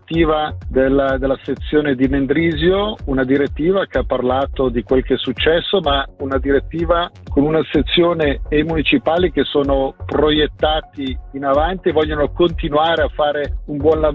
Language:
Italian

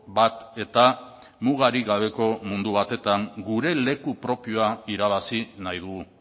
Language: Basque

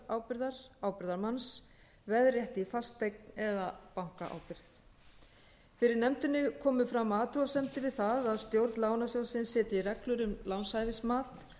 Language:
Icelandic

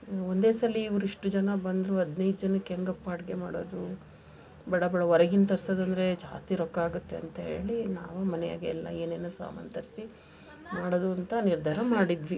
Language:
Kannada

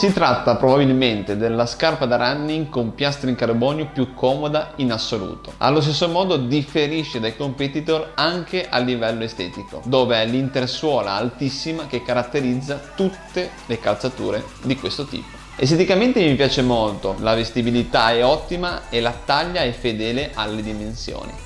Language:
Italian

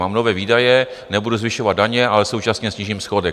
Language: Czech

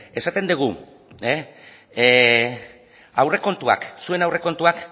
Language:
Basque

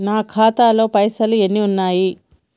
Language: Telugu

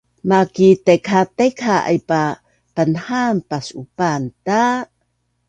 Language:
Bunun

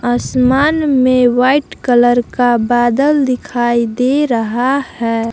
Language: Hindi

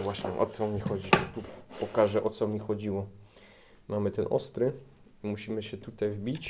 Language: Polish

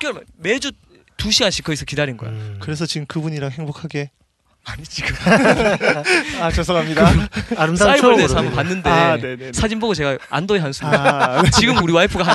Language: Korean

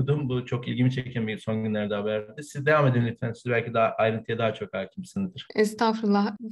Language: Turkish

